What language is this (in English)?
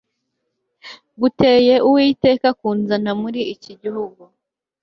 Kinyarwanda